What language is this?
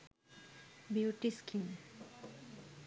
Sinhala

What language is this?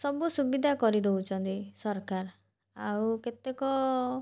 Odia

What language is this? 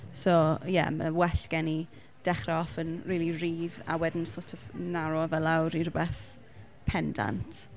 Welsh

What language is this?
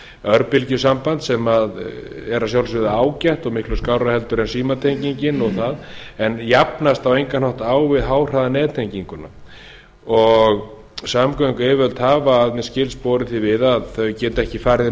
Icelandic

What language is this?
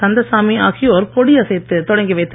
Tamil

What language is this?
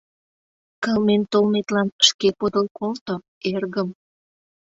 Mari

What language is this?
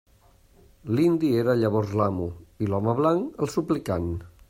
Catalan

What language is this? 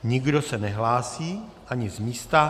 Czech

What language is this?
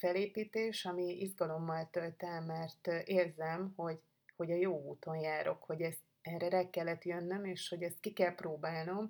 Hungarian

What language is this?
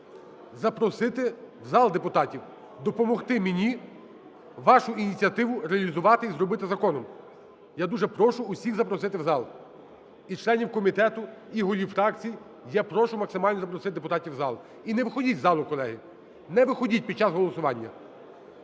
Ukrainian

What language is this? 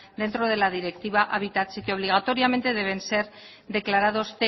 Spanish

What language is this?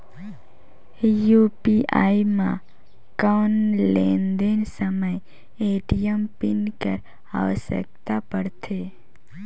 Chhattisgarhi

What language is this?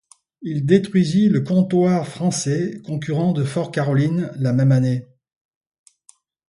French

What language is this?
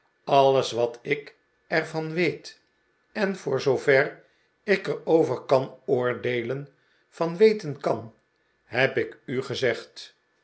Dutch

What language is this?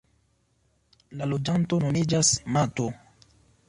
Esperanto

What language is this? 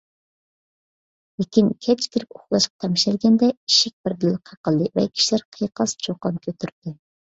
Uyghur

